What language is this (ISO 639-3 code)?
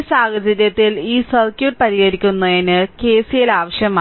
mal